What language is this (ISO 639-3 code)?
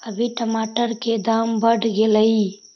mag